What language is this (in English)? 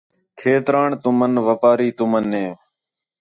Khetrani